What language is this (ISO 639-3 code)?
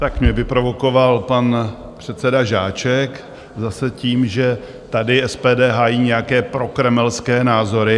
ces